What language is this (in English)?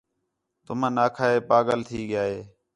Khetrani